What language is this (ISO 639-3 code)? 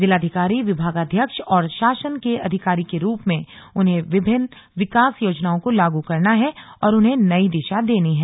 hin